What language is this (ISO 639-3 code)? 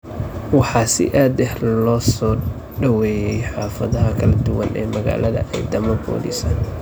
som